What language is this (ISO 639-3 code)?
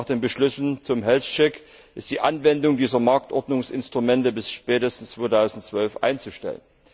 deu